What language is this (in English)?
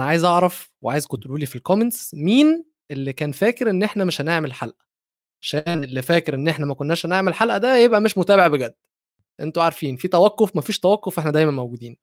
Arabic